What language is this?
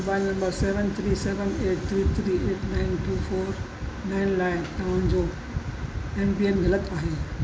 Sindhi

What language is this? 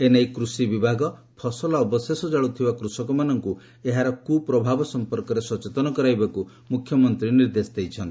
Odia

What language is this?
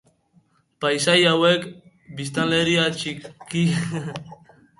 Basque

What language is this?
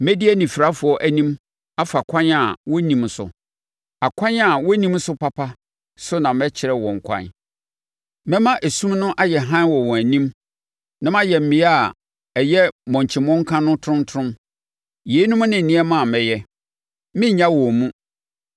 Akan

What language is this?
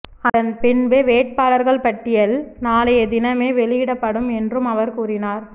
Tamil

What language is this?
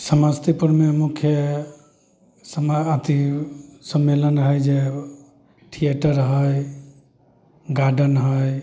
Maithili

